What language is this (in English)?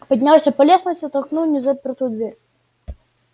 Russian